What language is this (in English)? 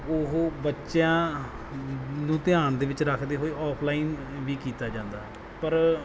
Punjabi